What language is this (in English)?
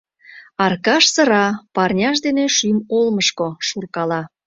Mari